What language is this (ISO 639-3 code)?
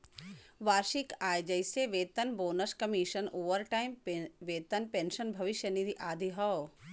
bho